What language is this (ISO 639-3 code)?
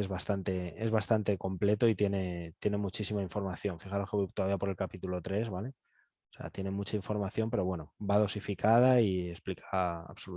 spa